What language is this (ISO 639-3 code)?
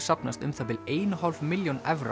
isl